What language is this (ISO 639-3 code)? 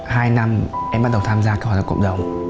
vie